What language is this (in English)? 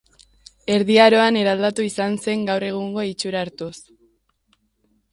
Basque